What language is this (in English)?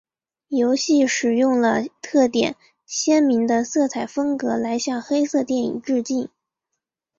Chinese